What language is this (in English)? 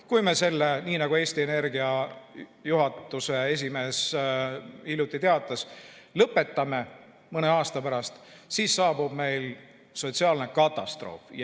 Estonian